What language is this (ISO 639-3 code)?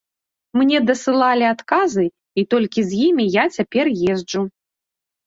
bel